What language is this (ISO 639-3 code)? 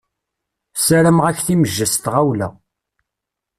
kab